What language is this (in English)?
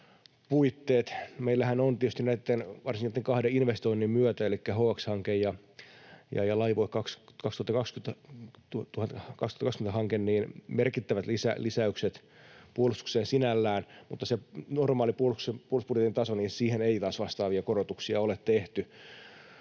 Finnish